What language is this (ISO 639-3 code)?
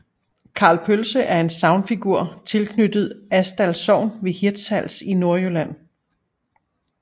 dan